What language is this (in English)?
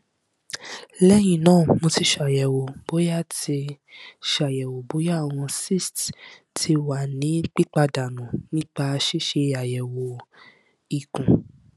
Yoruba